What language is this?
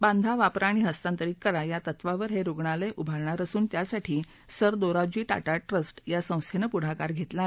Marathi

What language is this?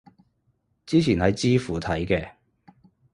Cantonese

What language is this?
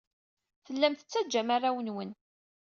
Kabyle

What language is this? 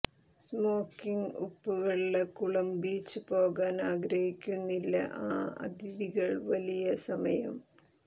Malayalam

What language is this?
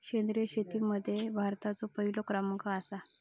Marathi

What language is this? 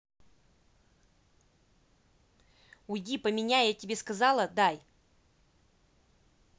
Russian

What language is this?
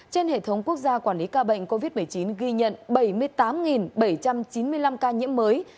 Vietnamese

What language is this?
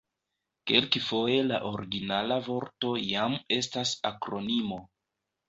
Esperanto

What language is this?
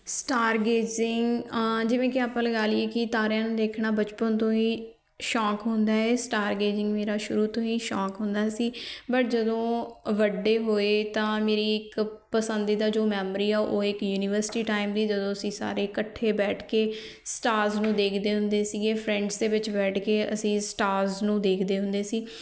Punjabi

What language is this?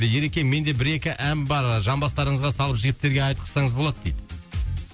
Kazakh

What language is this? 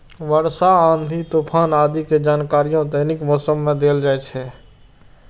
Maithili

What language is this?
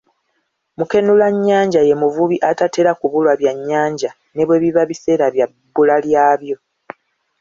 Ganda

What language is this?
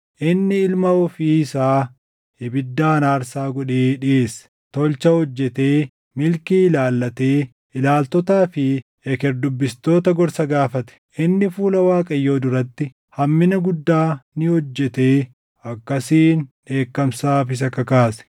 Oromo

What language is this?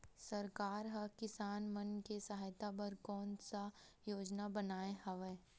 Chhattisgarhi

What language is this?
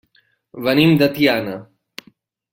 Catalan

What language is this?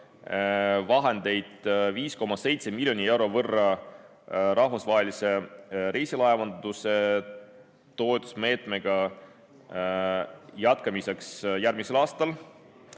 Estonian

